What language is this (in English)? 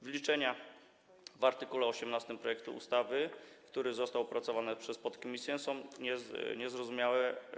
Polish